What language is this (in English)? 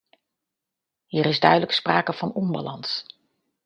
Dutch